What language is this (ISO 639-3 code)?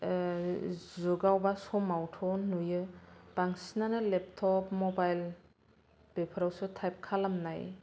brx